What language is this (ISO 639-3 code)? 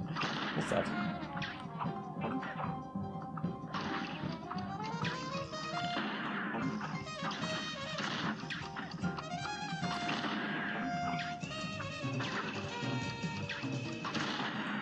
deu